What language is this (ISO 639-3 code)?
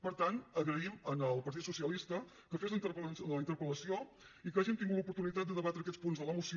cat